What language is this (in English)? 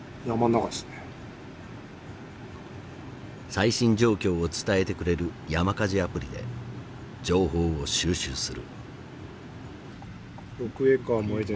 Japanese